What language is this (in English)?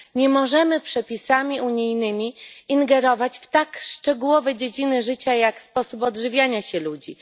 Polish